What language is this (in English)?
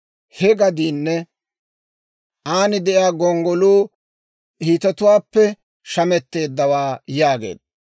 Dawro